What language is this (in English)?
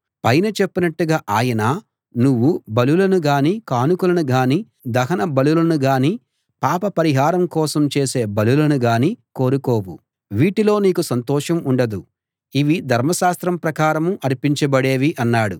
Telugu